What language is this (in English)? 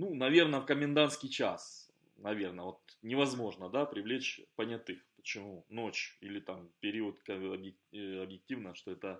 Russian